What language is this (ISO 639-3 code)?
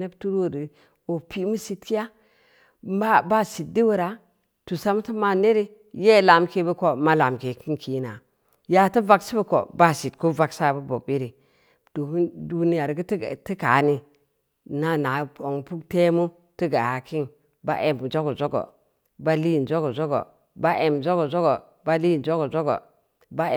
ndi